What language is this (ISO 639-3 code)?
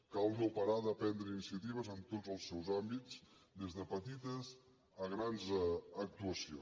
cat